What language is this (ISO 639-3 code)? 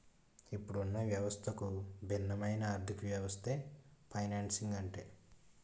tel